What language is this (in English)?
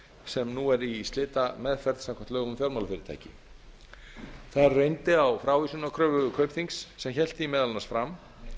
Icelandic